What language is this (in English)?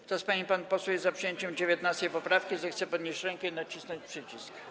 Polish